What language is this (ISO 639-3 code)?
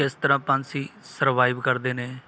pan